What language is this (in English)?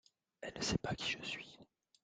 French